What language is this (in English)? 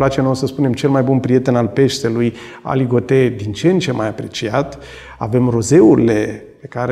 Romanian